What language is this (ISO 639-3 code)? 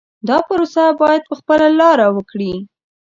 pus